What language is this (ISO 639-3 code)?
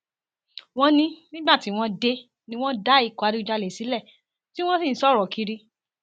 yor